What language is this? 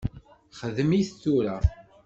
Kabyle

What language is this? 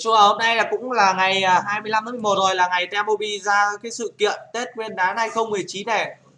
Vietnamese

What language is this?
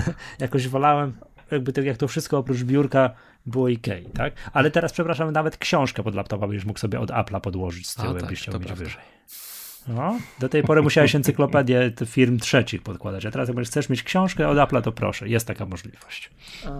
Polish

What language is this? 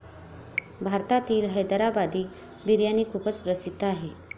Marathi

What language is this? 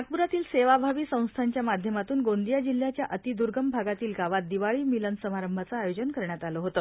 Marathi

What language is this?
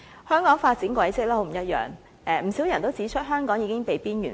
Cantonese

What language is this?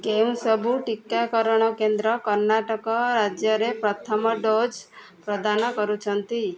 Odia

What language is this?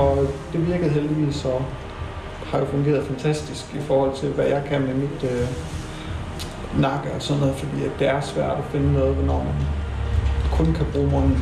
Danish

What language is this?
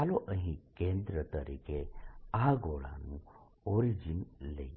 Gujarati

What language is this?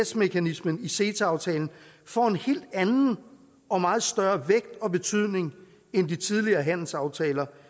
Danish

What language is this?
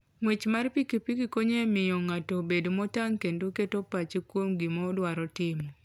Luo (Kenya and Tanzania)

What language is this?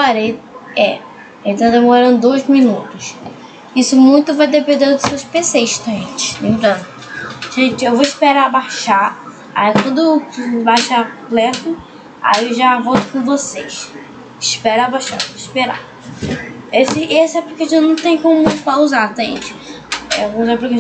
Portuguese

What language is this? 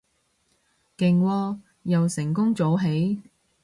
Cantonese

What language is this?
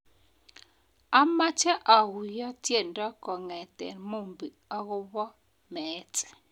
Kalenjin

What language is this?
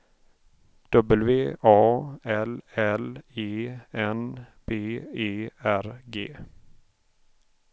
Swedish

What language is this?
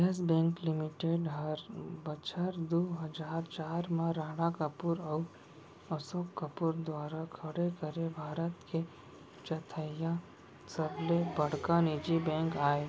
Chhattisgarhi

